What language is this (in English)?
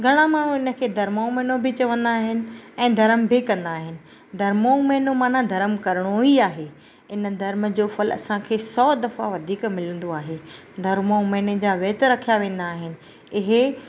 Sindhi